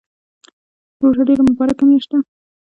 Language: Pashto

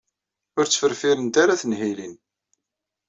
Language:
Kabyle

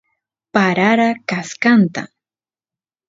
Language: Santiago del Estero Quichua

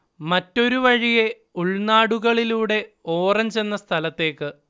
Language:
Malayalam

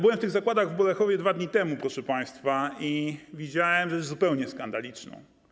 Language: Polish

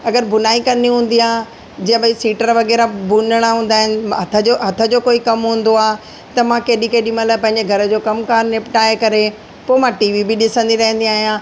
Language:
Sindhi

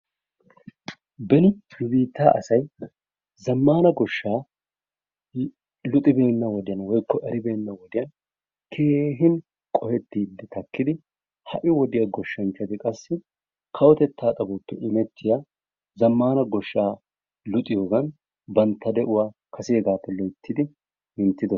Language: Wolaytta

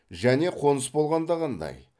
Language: Kazakh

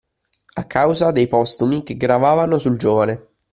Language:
Italian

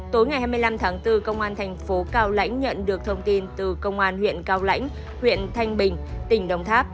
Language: Vietnamese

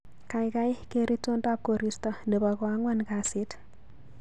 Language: Kalenjin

